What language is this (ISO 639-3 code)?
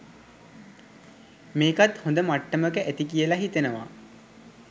sin